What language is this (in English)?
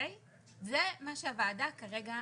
Hebrew